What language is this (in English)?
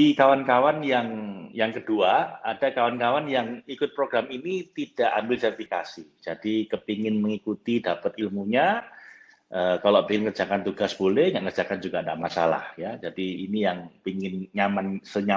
Indonesian